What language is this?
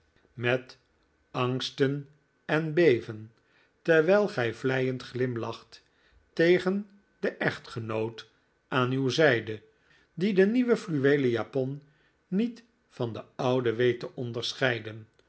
Dutch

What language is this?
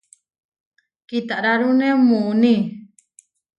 Huarijio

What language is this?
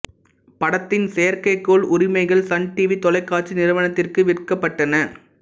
Tamil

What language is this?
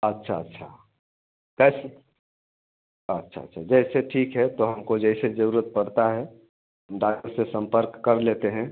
Hindi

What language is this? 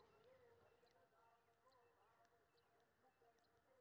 Maithili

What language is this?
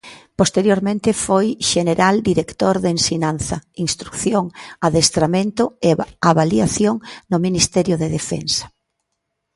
Galician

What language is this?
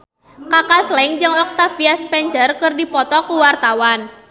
Sundanese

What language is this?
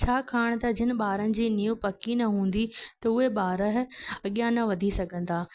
Sindhi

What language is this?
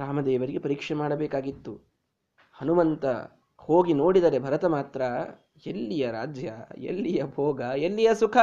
Kannada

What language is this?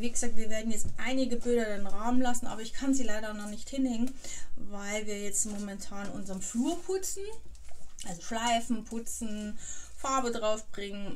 German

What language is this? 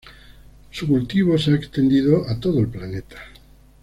Spanish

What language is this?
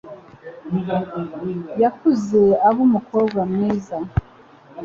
Kinyarwanda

